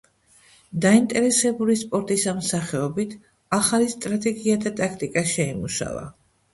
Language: Georgian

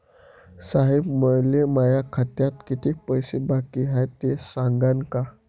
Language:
Marathi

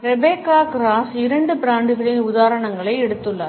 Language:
Tamil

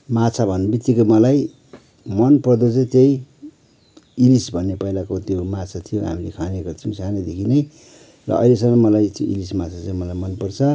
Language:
Nepali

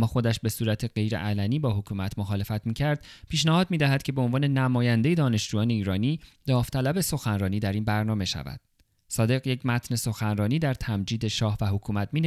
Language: Persian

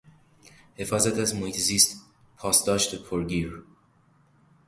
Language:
Persian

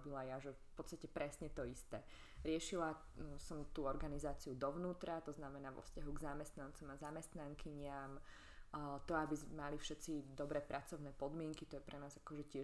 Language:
Slovak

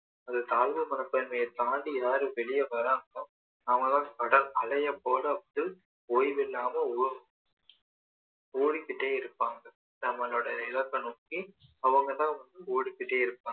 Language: Tamil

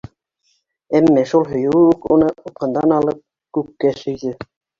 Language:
Bashkir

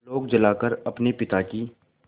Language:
Hindi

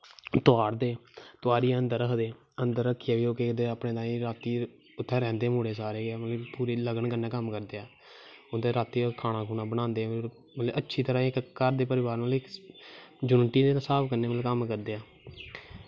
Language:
Dogri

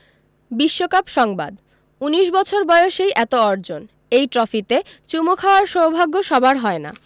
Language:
Bangla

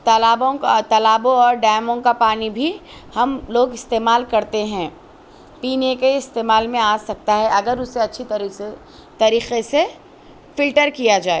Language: Urdu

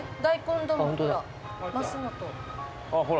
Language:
Japanese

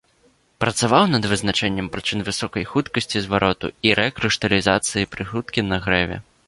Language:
Belarusian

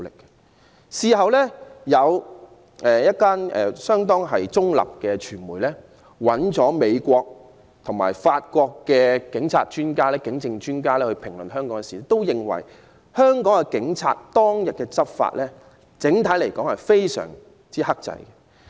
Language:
Cantonese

